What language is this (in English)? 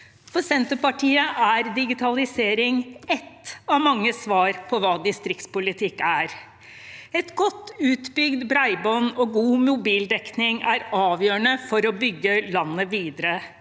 Norwegian